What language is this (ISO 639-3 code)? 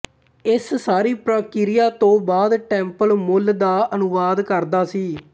pan